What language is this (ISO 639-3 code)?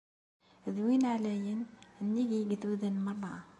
kab